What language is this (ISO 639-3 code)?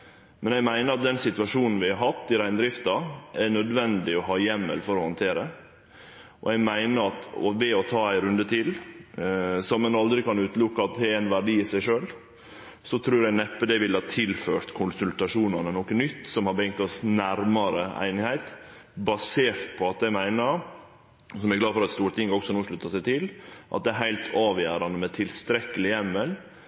nno